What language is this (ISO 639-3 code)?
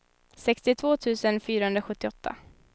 swe